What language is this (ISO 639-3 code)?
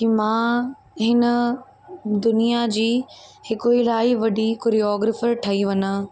snd